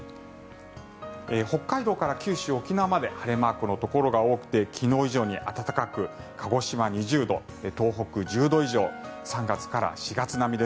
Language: Japanese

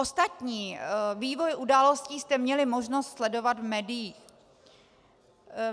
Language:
Czech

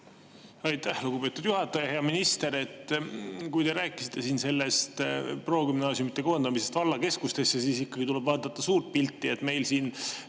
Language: Estonian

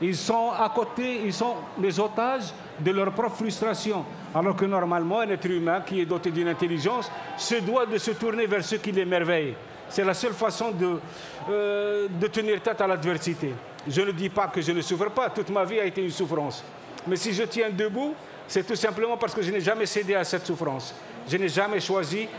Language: French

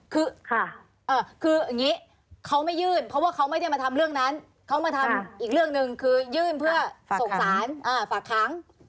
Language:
Thai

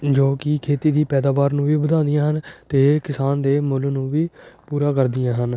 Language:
Punjabi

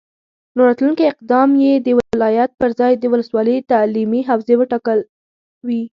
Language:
Pashto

